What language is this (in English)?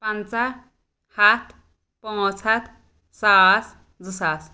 Kashmiri